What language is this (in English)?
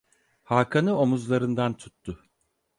Turkish